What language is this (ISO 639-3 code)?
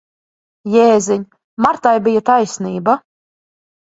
lav